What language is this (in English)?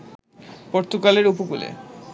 Bangla